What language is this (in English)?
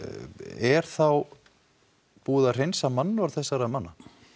Icelandic